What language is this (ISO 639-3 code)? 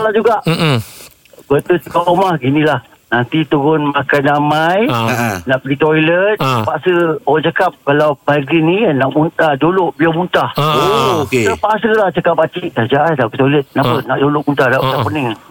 msa